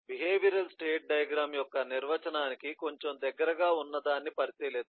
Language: Telugu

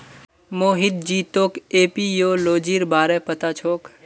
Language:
Magahi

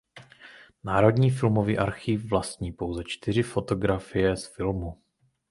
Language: Czech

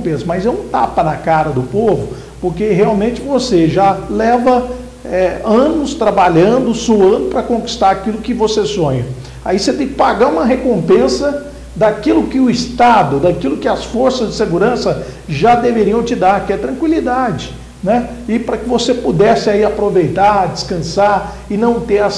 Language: Portuguese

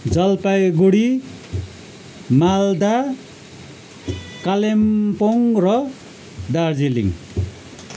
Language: Nepali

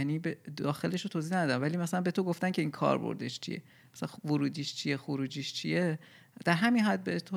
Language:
Persian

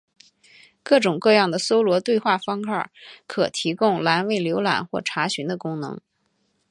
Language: Chinese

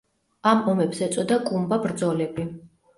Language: Georgian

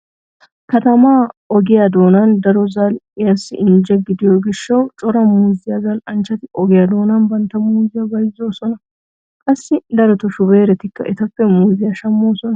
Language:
Wolaytta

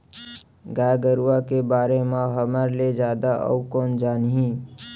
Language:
Chhattisgarhi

